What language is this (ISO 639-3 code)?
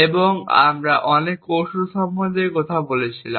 ben